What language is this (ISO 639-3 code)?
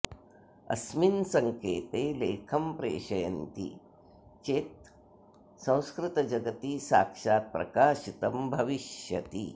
san